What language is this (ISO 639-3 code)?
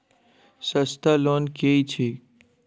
mai